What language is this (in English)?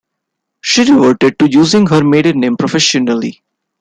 English